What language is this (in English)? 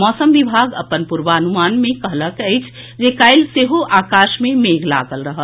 Maithili